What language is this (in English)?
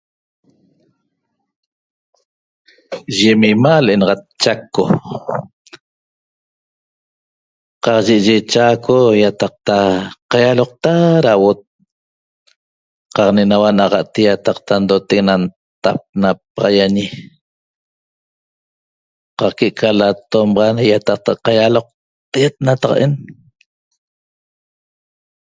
Toba